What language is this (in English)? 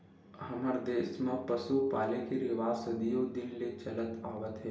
Chhattisgarhi